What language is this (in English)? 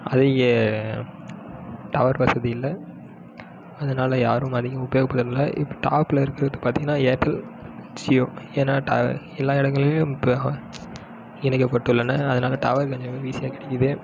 Tamil